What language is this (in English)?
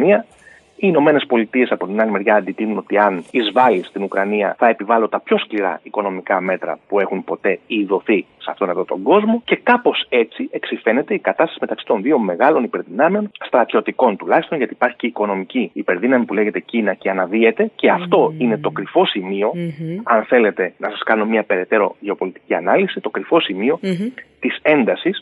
Greek